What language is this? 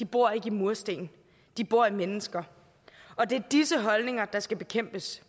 Danish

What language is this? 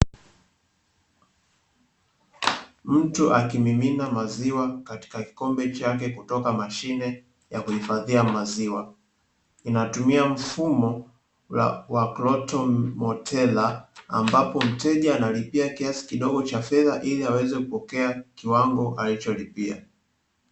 Swahili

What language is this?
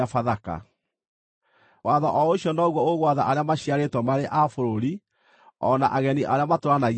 Kikuyu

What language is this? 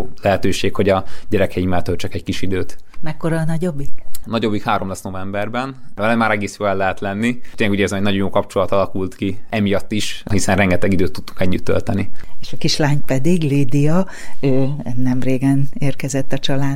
Hungarian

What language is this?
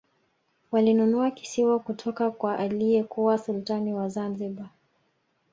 Swahili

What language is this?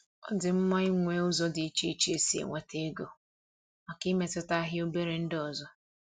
Igbo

